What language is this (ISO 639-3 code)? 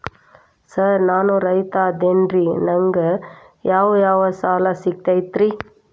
kan